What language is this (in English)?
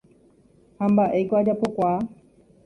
Guarani